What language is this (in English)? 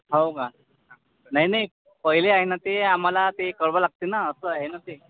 Marathi